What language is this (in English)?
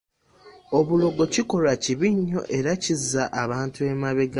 Ganda